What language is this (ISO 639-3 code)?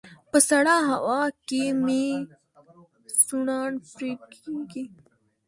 pus